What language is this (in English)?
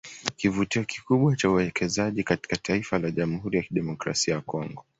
Swahili